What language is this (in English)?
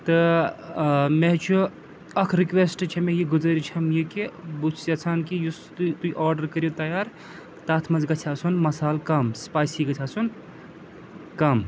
Kashmiri